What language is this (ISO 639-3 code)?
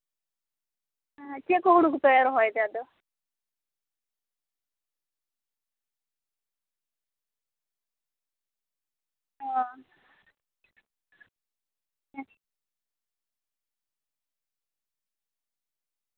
sat